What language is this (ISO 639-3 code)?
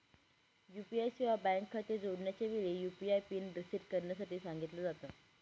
mar